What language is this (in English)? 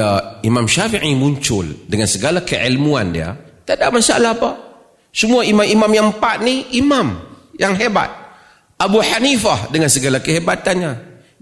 Malay